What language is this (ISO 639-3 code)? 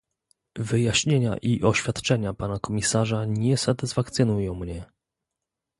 pol